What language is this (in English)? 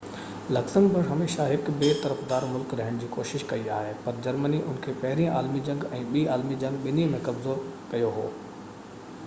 Sindhi